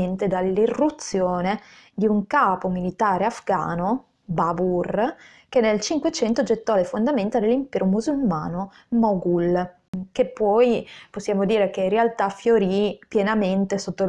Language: Italian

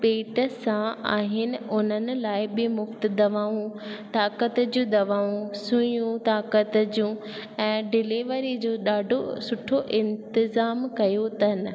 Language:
Sindhi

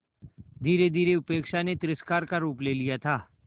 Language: Hindi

